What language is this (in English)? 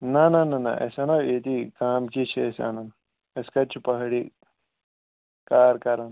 Kashmiri